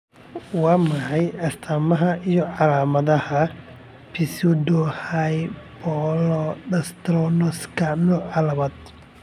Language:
Somali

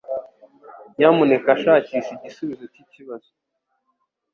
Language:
Kinyarwanda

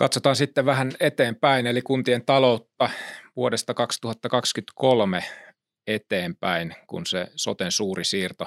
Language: Finnish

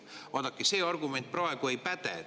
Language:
Estonian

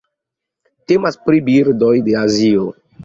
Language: Esperanto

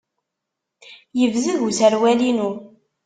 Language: Kabyle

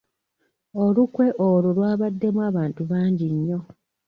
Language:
Ganda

